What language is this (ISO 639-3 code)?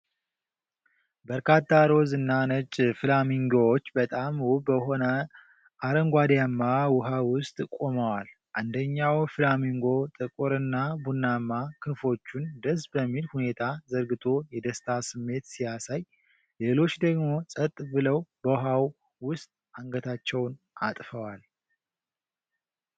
amh